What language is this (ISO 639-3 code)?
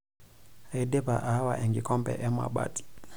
mas